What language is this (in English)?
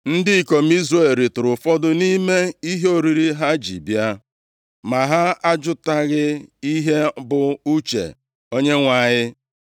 Igbo